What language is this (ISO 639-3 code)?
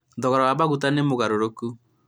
kik